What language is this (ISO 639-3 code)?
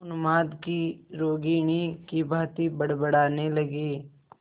hin